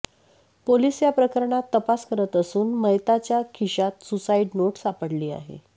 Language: Marathi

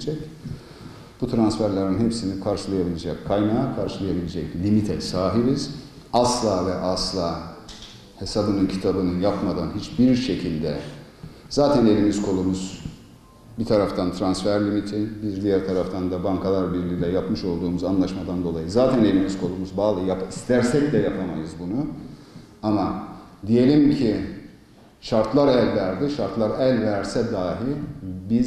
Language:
Turkish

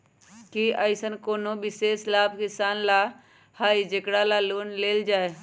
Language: Magahi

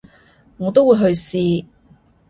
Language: Cantonese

